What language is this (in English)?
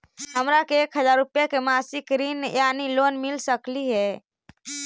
Magahi